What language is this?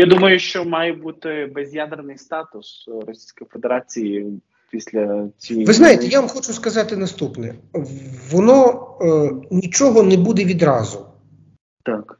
Ukrainian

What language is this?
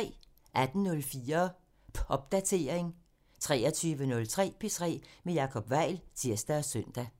Danish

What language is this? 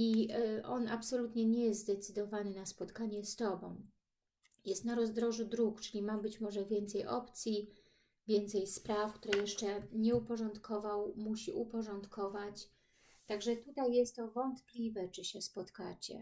Polish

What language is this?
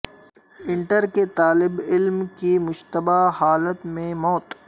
Urdu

